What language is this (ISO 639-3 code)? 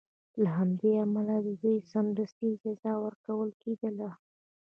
pus